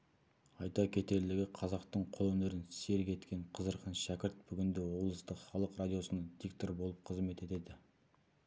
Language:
Kazakh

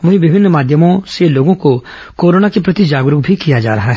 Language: Hindi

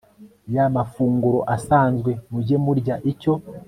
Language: Kinyarwanda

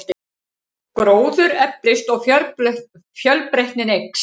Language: Icelandic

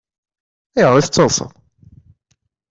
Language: Kabyle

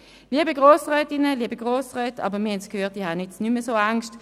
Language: Swiss German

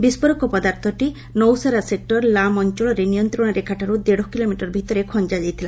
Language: Odia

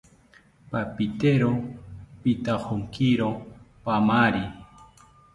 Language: South Ucayali Ashéninka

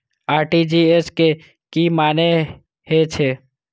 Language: Maithili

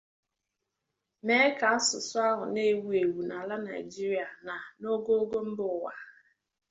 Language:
Igbo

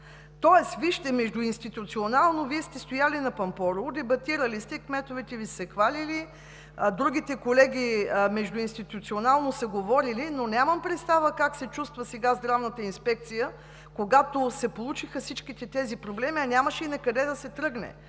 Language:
Bulgarian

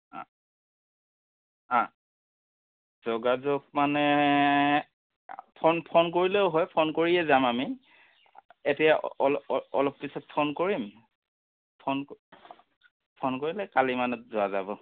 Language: Assamese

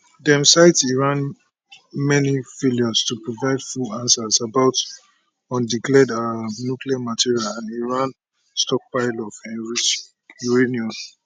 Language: Nigerian Pidgin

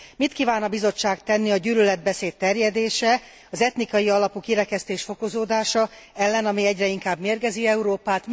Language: Hungarian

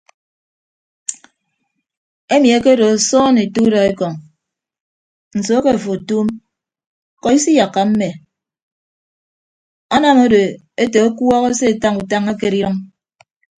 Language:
Ibibio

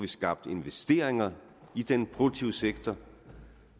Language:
Danish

